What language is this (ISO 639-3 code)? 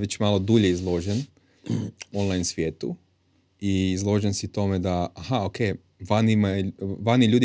hrv